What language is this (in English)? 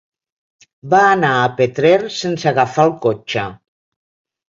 Catalan